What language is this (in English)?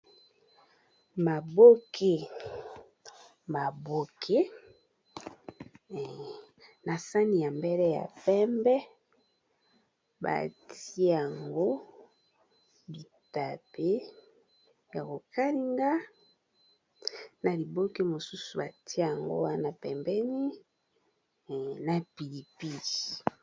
Lingala